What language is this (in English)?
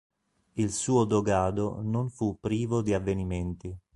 Italian